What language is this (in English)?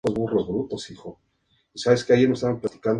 Spanish